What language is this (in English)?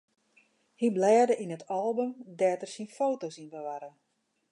Western Frisian